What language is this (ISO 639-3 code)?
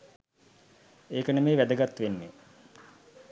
sin